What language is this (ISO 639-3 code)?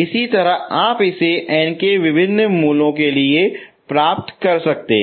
hin